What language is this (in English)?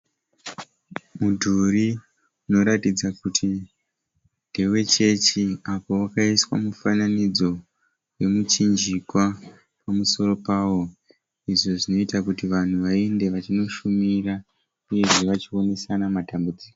Shona